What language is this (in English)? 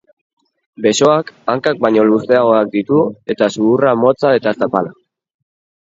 Basque